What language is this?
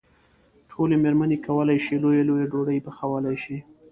Pashto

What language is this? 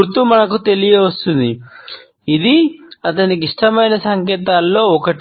Telugu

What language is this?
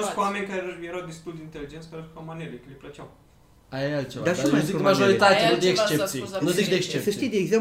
Romanian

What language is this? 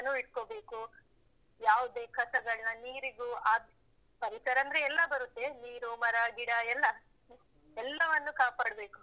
Kannada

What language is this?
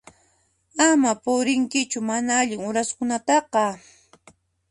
Puno Quechua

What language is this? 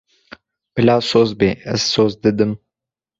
Kurdish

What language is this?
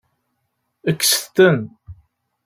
Kabyle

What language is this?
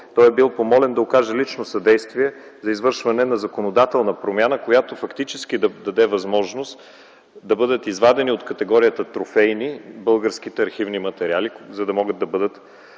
Bulgarian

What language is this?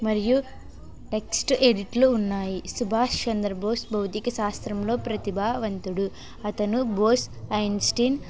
Telugu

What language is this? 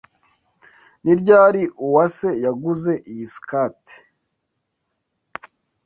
Kinyarwanda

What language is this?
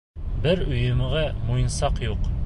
Bashkir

